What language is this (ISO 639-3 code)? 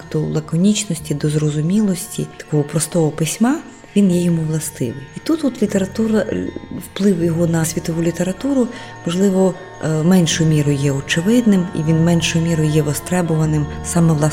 ukr